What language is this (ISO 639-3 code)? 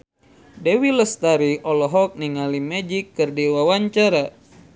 sun